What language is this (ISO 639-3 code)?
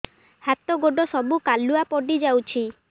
ori